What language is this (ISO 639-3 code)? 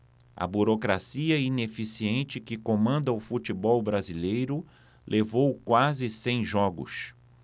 por